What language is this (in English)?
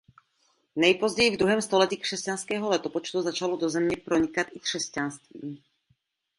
Czech